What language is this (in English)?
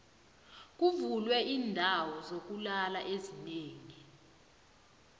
South Ndebele